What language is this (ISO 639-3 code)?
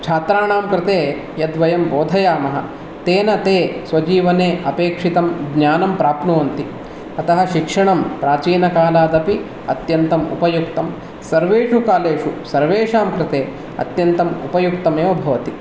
san